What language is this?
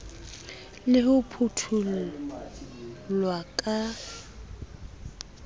Southern Sotho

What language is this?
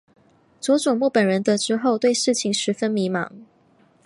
Chinese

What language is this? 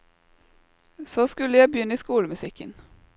Norwegian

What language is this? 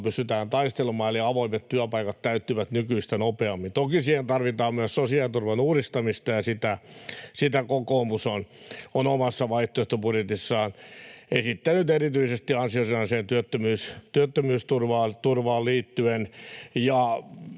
Finnish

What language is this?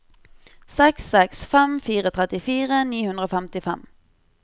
Norwegian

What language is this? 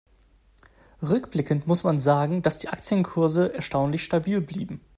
German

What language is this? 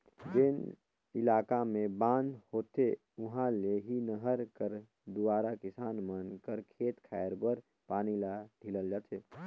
Chhattisgarhi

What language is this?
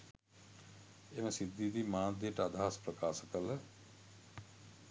Sinhala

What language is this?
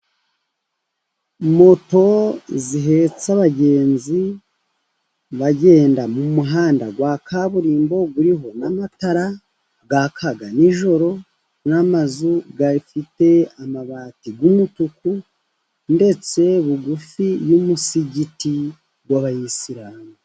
Kinyarwanda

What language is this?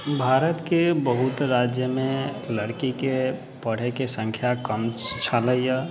Maithili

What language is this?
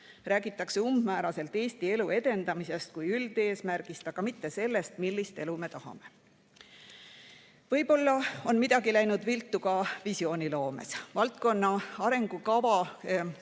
Estonian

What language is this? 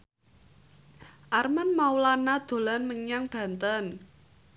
Javanese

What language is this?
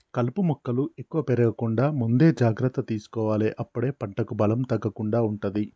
Telugu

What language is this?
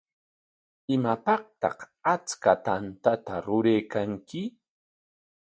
Corongo Ancash Quechua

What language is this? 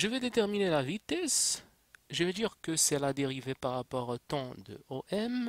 French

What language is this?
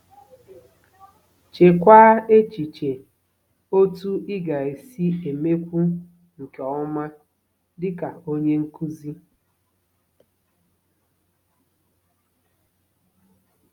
Igbo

